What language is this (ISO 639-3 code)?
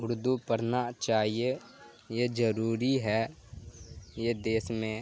urd